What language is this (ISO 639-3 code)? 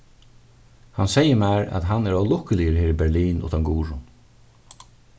fao